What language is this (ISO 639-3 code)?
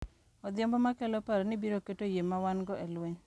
luo